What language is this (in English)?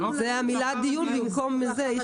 Hebrew